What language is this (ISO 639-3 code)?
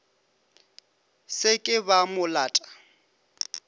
nso